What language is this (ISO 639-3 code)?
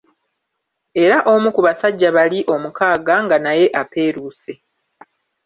lug